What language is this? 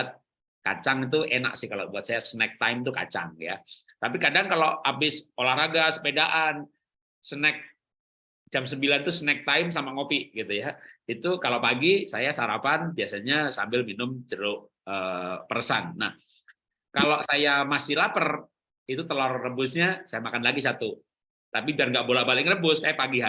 Indonesian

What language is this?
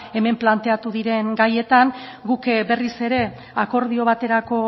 Basque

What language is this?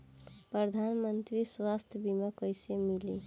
Bhojpuri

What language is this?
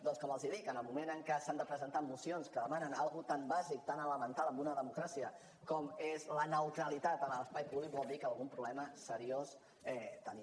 Catalan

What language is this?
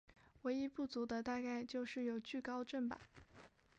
Chinese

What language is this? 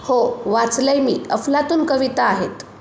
Marathi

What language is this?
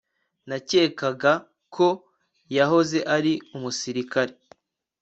Kinyarwanda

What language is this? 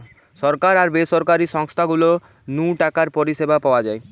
Bangla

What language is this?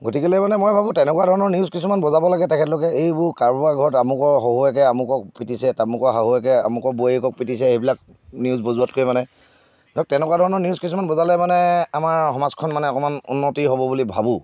Assamese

